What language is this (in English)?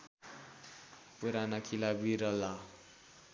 Nepali